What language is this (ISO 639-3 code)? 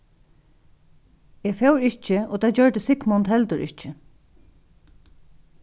fao